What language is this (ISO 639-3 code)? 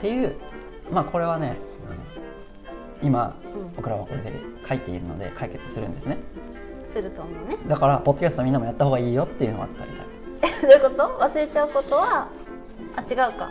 jpn